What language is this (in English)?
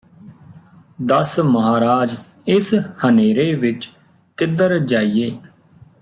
Punjabi